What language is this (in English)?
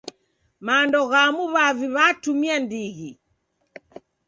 Taita